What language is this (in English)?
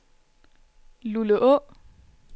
Danish